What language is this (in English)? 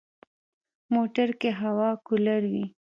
Pashto